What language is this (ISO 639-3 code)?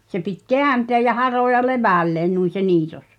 fin